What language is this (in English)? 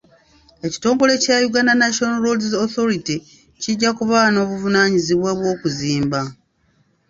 Ganda